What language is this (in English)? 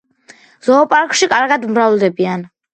Georgian